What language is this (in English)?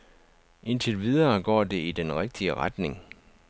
Danish